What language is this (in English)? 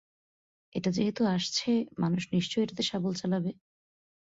Bangla